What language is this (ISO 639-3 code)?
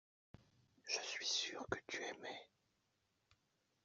fra